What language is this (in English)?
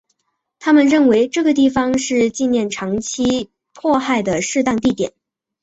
Chinese